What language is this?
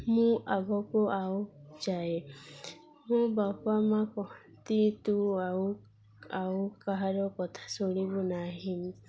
Odia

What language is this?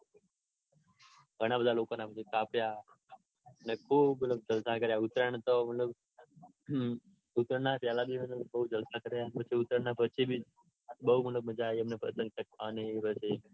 Gujarati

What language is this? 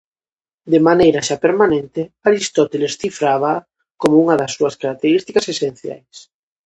Galician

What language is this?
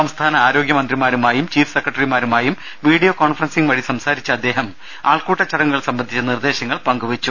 Malayalam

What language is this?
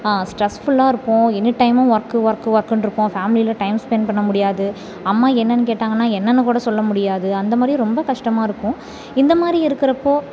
Tamil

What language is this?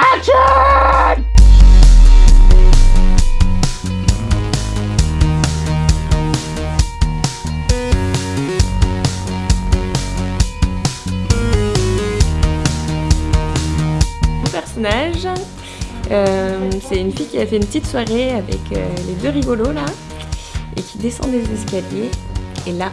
French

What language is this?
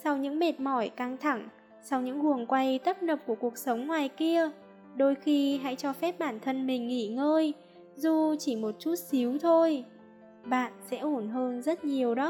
Vietnamese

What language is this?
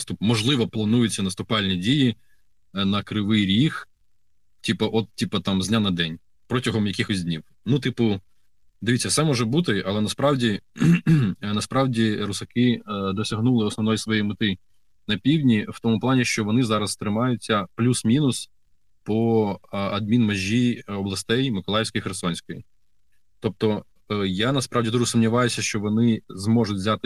Ukrainian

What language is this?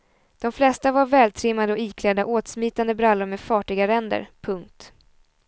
Swedish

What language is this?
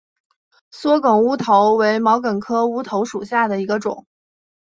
Chinese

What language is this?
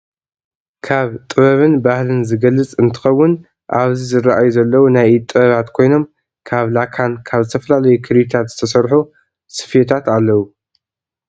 Tigrinya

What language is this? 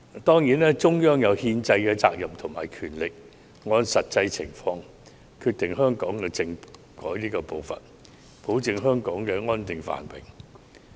Cantonese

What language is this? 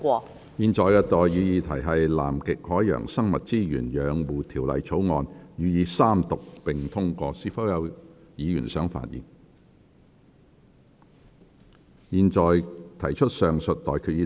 Cantonese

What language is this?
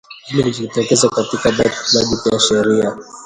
Swahili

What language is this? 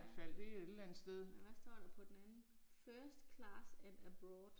Danish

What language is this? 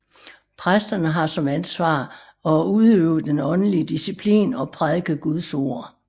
Danish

